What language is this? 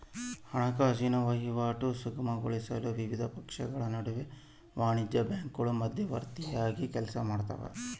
Kannada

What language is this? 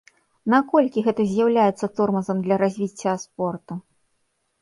Belarusian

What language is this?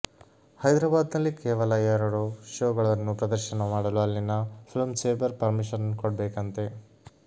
Kannada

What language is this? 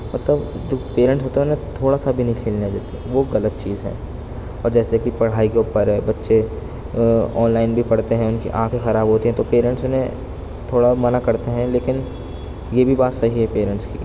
Urdu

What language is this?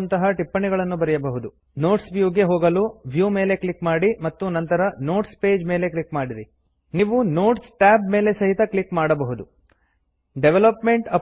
Kannada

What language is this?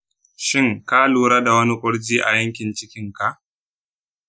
Hausa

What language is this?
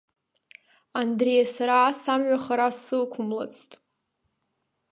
Abkhazian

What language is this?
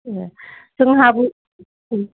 Bodo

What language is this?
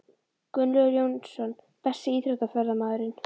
Icelandic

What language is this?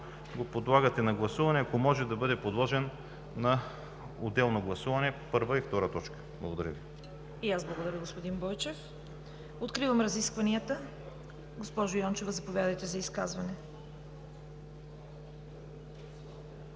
Bulgarian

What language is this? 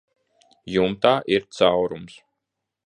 Latvian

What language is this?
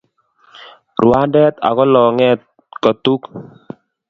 Kalenjin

